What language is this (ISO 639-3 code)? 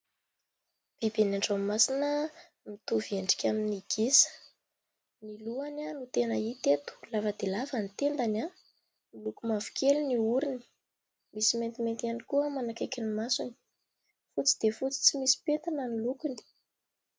mlg